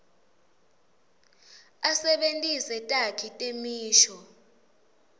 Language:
Swati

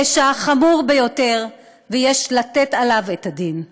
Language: Hebrew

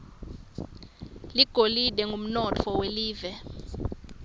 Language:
Swati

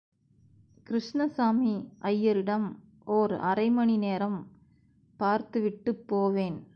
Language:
Tamil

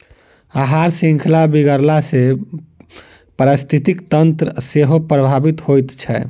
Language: Maithili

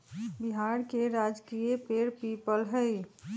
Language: Magahi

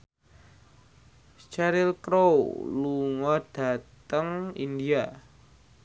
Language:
Javanese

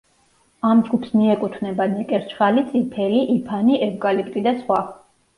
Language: Georgian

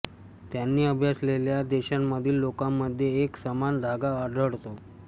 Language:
Marathi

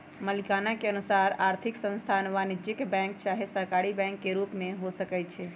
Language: Magahi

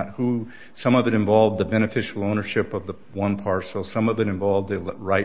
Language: English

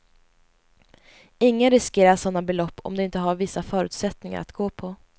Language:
Swedish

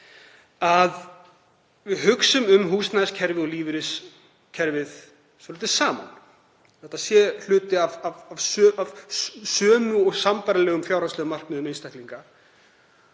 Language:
Icelandic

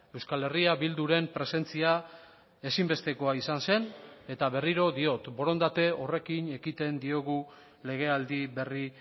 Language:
Basque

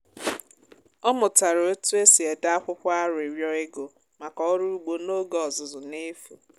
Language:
Igbo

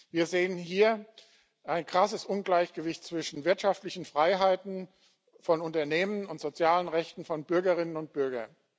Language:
German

